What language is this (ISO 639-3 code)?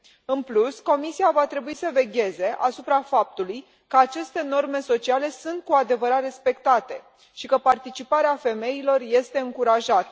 ron